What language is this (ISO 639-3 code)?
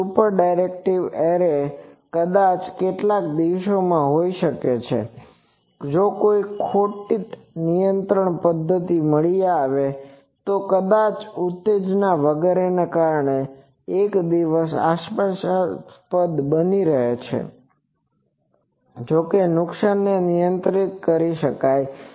guj